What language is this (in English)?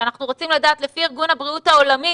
Hebrew